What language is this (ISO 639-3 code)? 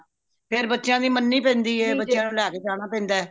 pan